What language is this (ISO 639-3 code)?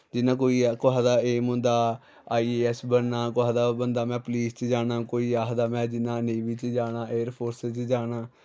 doi